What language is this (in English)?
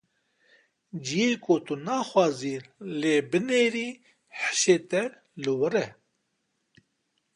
Kurdish